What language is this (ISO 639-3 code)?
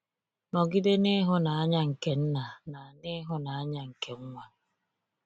ibo